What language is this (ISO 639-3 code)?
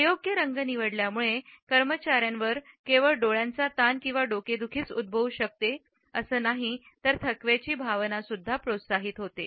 mar